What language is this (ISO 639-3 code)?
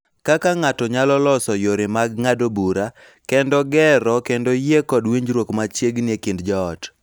luo